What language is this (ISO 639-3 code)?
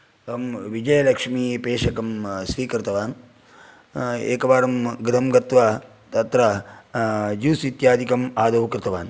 san